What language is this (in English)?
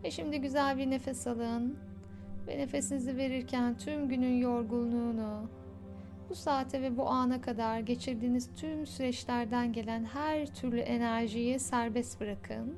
Turkish